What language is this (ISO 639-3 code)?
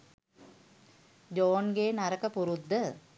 sin